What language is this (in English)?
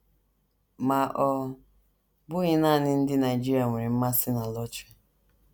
Igbo